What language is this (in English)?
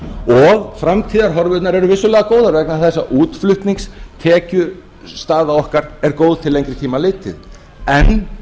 Icelandic